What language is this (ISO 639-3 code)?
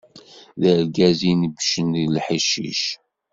kab